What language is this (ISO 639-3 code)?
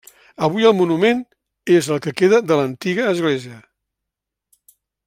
cat